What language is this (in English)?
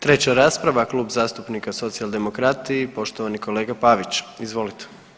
Croatian